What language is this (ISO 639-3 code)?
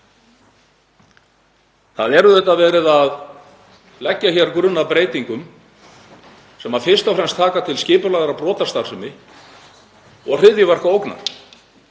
isl